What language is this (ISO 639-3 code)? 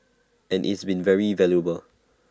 eng